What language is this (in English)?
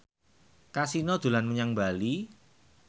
Javanese